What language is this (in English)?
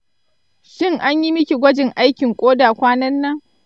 Hausa